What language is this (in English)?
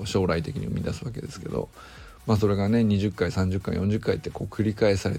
Japanese